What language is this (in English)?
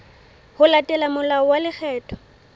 Southern Sotho